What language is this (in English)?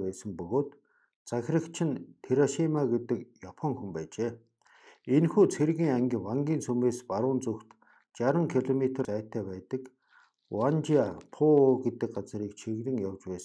Korean